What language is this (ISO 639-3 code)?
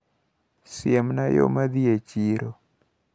luo